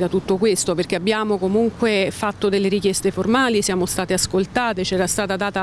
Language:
Italian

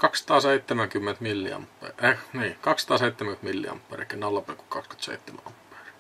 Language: Finnish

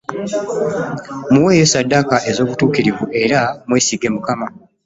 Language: Ganda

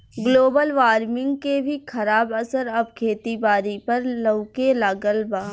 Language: Bhojpuri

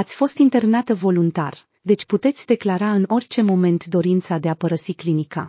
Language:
Romanian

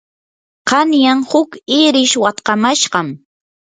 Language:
Yanahuanca Pasco Quechua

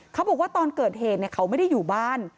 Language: Thai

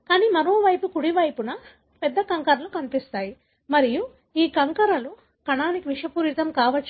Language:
Telugu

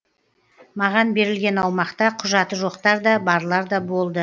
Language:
Kazakh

